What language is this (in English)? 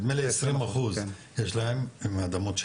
Hebrew